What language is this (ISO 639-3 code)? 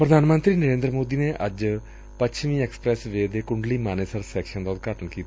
pan